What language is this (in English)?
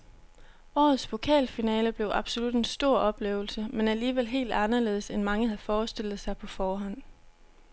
Danish